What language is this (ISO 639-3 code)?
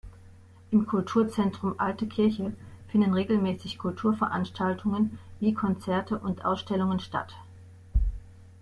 deu